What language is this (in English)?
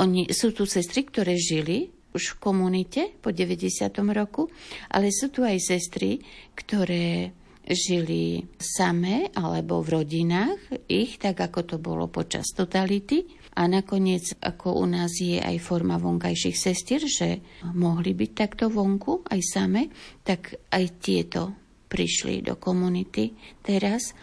Slovak